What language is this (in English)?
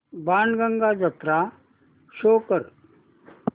Marathi